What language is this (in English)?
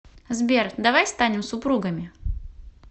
Russian